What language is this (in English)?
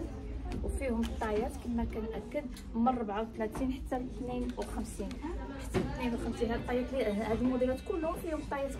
Arabic